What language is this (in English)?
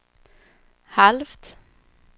Swedish